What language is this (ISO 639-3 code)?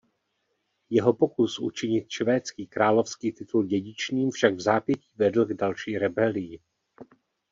ces